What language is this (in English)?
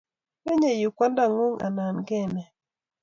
Kalenjin